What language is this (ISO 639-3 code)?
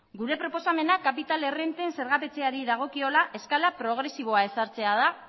eus